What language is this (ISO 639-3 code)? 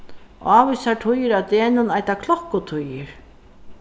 fao